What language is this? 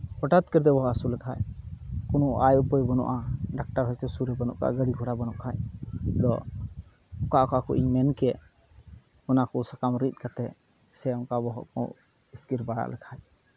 Santali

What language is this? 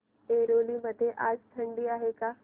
Marathi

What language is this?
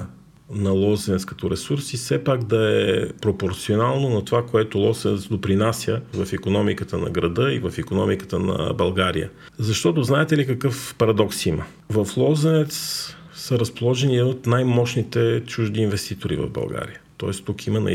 Bulgarian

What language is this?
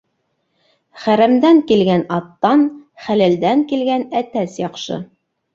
Bashkir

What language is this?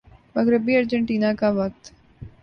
Urdu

